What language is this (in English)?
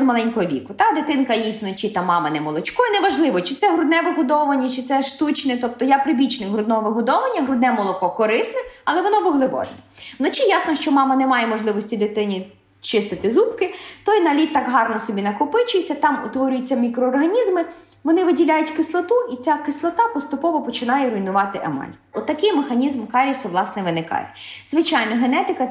Ukrainian